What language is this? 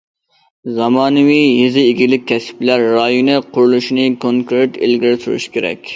Uyghur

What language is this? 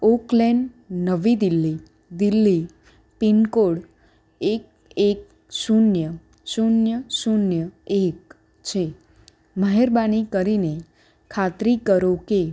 Gujarati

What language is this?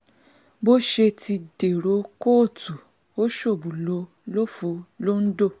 Yoruba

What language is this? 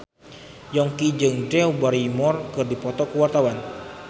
Sundanese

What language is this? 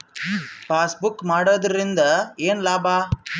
Kannada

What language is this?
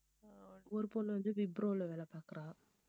Tamil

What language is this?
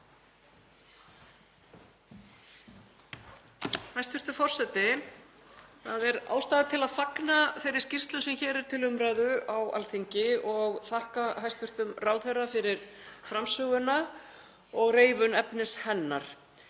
Icelandic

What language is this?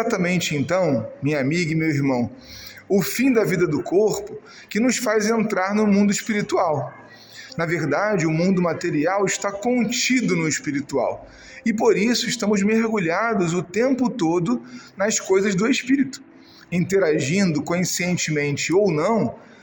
Portuguese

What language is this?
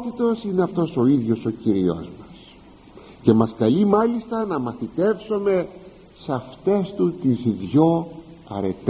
Greek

